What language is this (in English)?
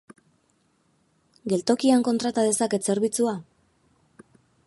Basque